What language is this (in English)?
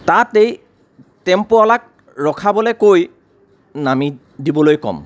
Assamese